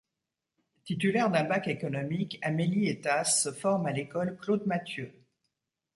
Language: French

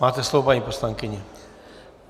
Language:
Czech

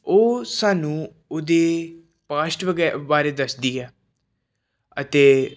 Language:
Punjabi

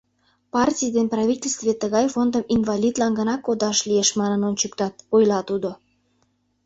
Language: Mari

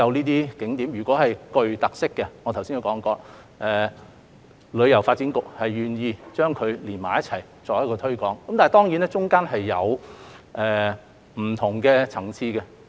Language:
Cantonese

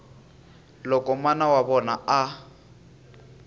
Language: Tsonga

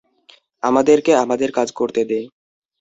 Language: Bangla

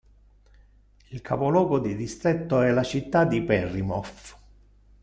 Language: Italian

